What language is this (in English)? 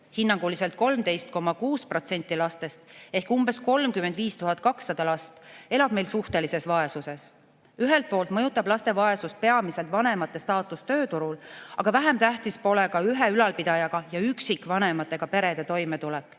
Estonian